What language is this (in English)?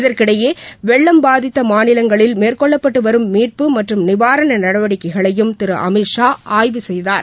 Tamil